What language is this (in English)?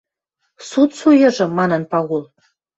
Western Mari